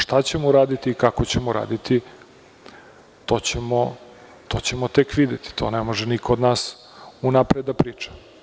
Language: Serbian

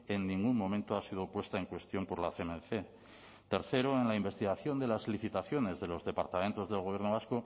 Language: Spanish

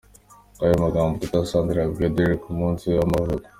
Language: Kinyarwanda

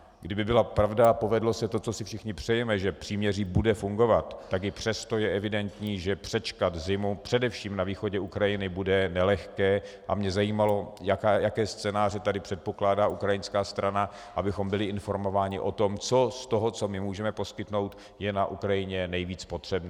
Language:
Czech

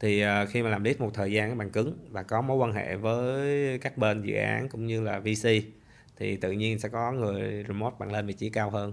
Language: Vietnamese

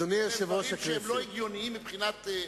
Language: Hebrew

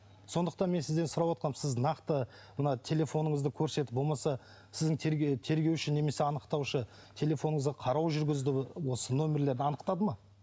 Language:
Kazakh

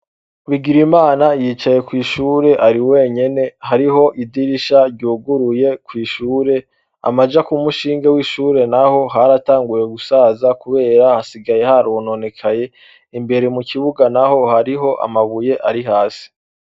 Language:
Rundi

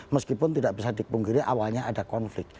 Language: Indonesian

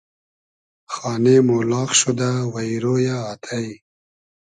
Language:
Hazaragi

